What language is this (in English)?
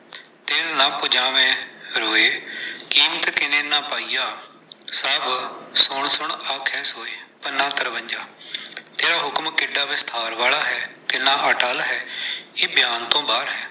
Punjabi